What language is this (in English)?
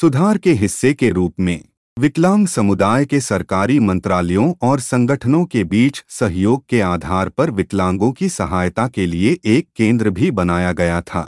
Hindi